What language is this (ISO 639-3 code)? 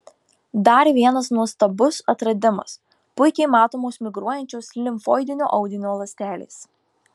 lit